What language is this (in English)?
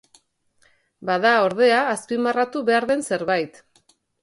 Basque